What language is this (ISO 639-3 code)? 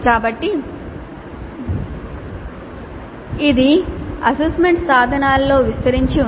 tel